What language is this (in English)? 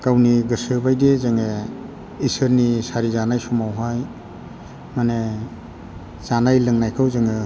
Bodo